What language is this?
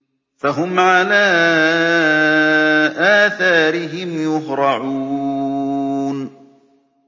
Arabic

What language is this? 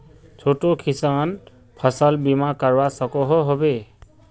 Magahi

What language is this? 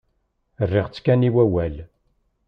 Kabyle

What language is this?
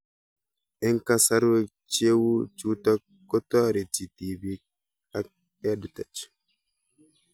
Kalenjin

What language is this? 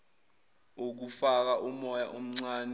Zulu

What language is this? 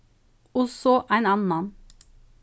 Faroese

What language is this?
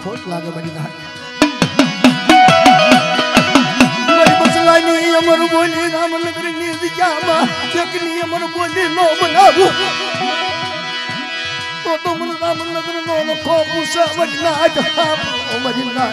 Gujarati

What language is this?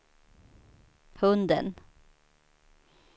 Swedish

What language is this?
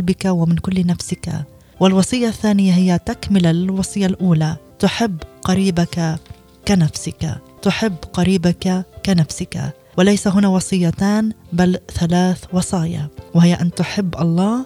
Arabic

